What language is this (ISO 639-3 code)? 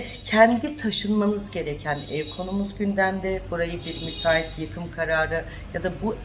tur